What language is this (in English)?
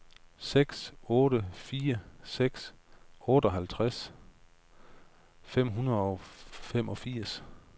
Danish